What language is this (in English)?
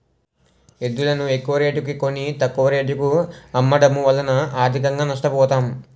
Telugu